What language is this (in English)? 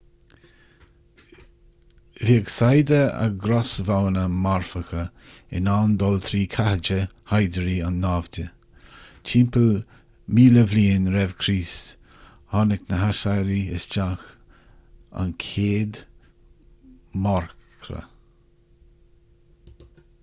Irish